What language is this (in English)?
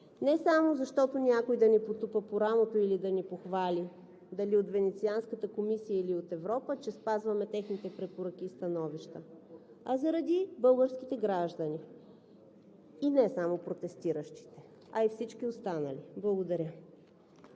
Bulgarian